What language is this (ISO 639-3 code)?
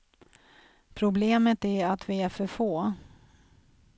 swe